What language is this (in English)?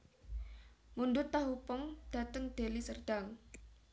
Javanese